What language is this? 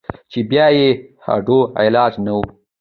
Pashto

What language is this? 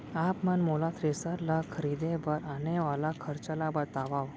Chhattisgarhi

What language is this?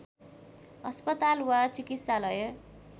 Nepali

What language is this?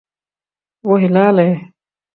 Urdu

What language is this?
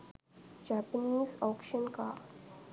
Sinhala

